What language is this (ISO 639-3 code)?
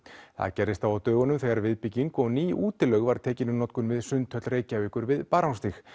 isl